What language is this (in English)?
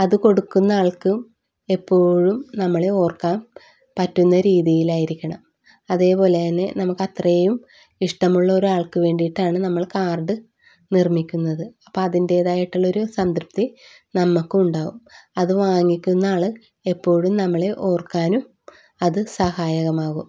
Malayalam